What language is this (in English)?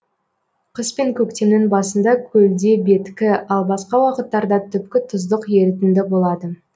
Kazakh